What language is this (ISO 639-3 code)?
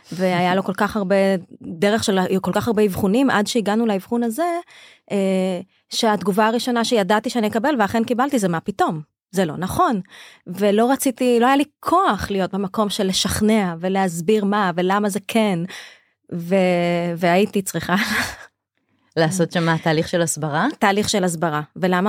heb